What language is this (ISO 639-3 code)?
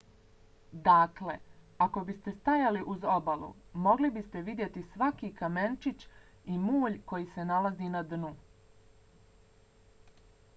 bos